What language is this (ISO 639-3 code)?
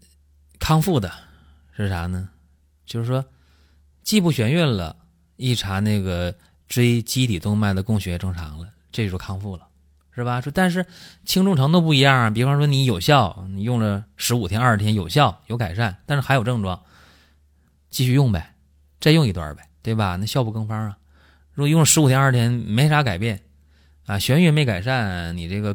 zho